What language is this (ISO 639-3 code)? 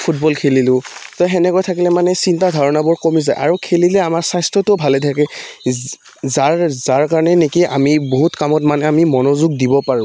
asm